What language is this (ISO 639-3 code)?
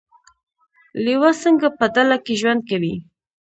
pus